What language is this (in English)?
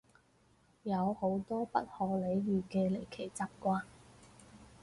Cantonese